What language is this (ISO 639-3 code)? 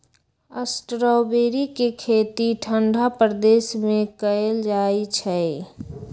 mag